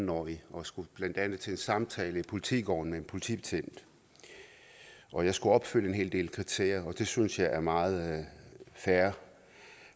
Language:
Danish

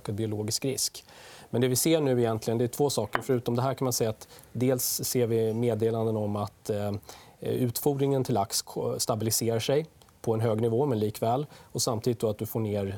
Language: Swedish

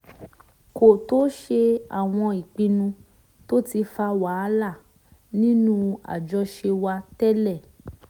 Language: Yoruba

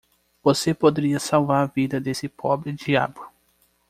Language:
Portuguese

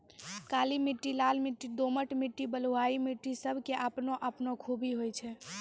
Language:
Maithili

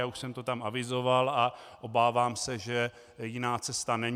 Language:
Czech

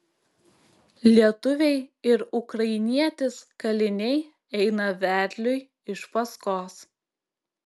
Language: Lithuanian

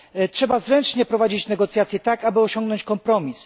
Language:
Polish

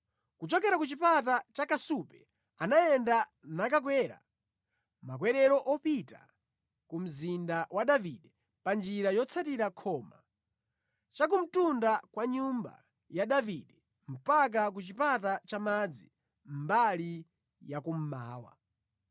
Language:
Nyanja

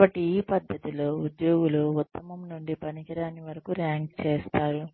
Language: Telugu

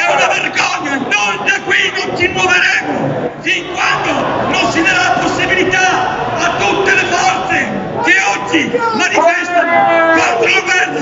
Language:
Italian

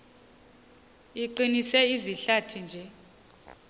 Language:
Xhosa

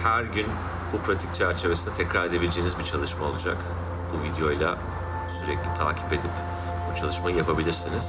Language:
Turkish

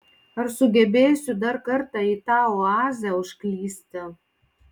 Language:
Lithuanian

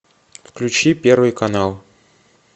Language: Russian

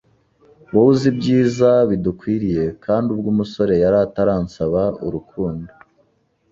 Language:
Kinyarwanda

